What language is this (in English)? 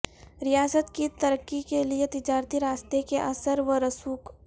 Urdu